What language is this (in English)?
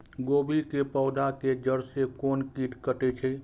Maithili